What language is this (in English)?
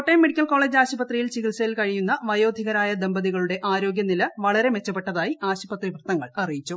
Malayalam